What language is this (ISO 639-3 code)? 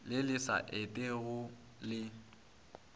nso